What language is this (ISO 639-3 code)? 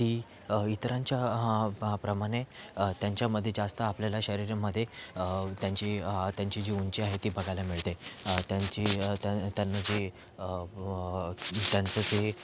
mar